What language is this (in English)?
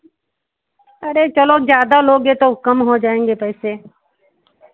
Hindi